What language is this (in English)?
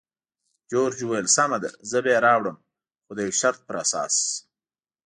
Pashto